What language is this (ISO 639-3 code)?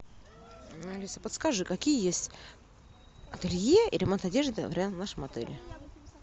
rus